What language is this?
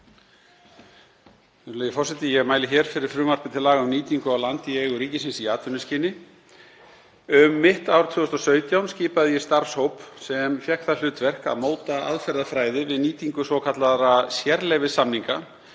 Icelandic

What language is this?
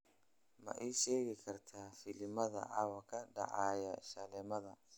Somali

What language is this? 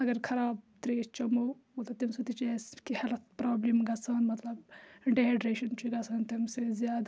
Kashmiri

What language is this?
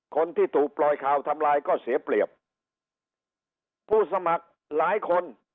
Thai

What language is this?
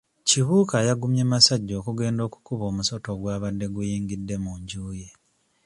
Ganda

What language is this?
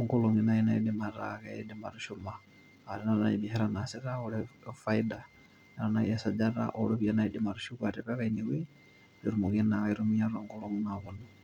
Masai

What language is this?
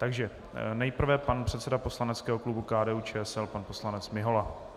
Czech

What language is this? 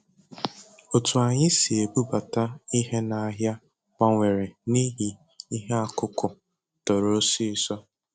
Igbo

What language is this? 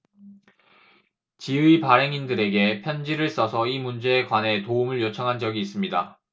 Korean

